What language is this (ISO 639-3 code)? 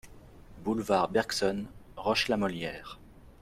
fra